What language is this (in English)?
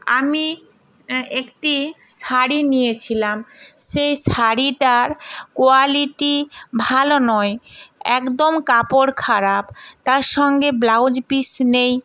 Bangla